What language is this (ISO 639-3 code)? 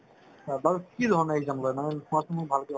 asm